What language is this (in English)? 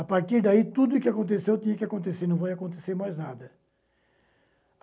Portuguese